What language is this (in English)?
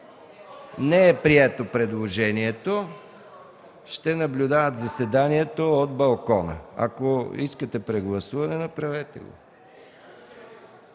Bulgarian